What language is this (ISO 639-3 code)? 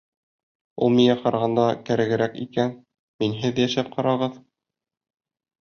bak